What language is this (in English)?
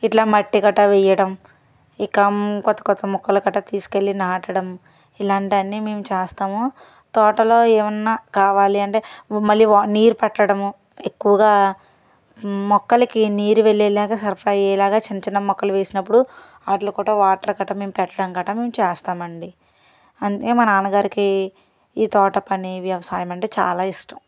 Telugu